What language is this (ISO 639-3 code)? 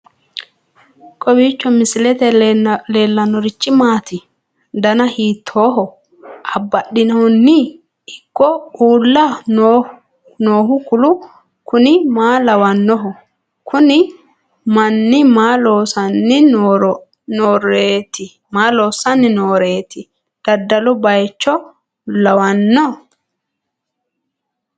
sid